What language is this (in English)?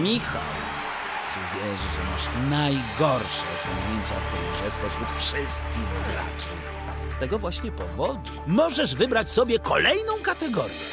Polish